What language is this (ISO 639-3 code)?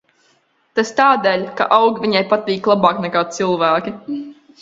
lav